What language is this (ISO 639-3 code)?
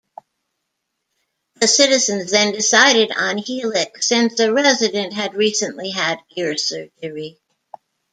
eng